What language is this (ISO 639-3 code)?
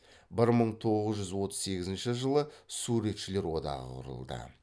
kaz